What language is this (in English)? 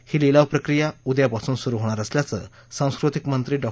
Marathi